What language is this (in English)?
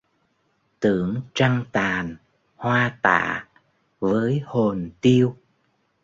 Vietnamese